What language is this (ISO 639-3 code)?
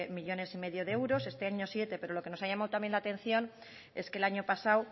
spa